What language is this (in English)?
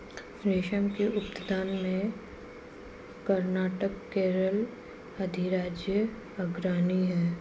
Hindi